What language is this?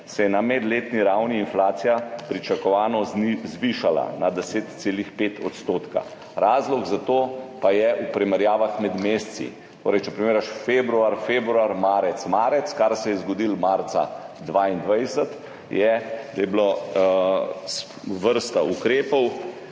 Slovenian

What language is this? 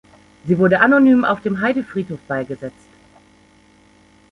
German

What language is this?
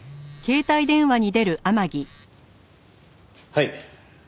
Japanese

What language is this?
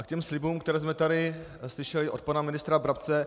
Czech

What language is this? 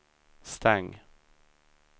Swedish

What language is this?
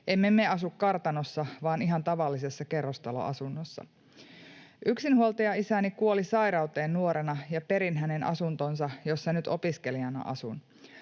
Finnish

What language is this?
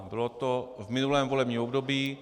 Czech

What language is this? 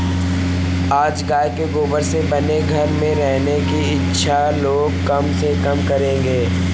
Hindi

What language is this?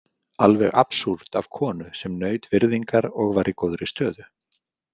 Icelandic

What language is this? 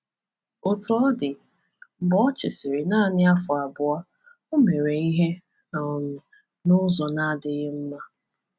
Igbo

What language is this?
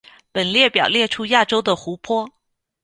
Chinese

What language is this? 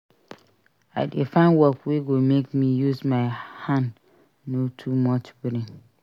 Nigerian Pidgin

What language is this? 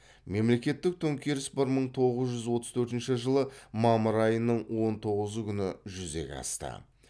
Kazakh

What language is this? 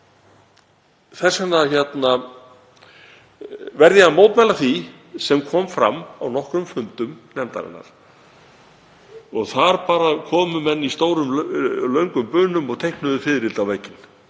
Icelandic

